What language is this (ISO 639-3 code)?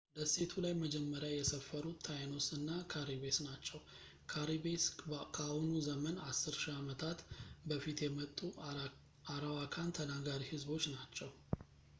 amh